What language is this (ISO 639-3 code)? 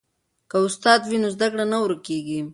pus